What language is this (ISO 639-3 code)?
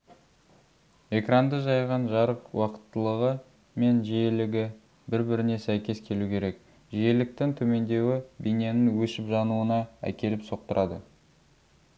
kaz